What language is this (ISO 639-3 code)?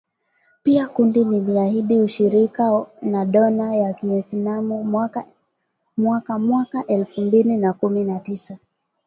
swa